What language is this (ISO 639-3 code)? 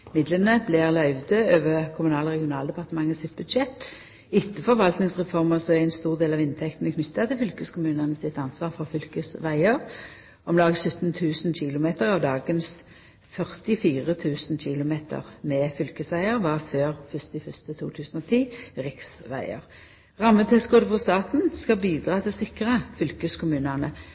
nno